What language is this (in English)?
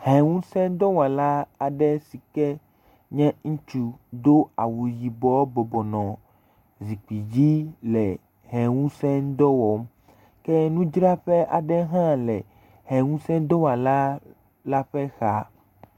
Ewe